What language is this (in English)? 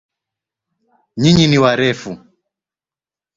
Swahili